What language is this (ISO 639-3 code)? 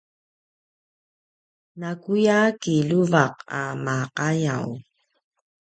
pwn